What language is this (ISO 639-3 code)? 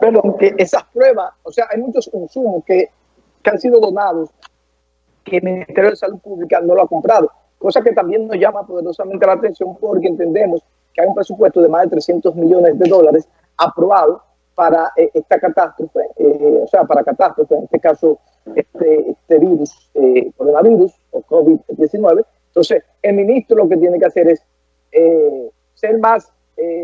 spa